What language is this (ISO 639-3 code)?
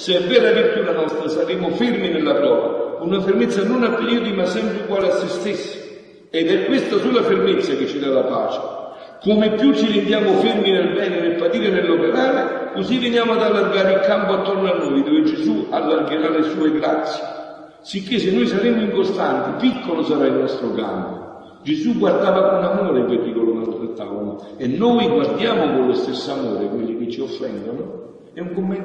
ita